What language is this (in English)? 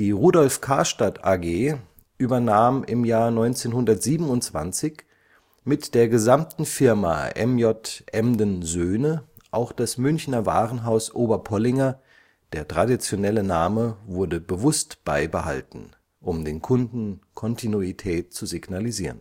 German